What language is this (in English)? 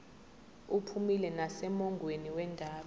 Zulu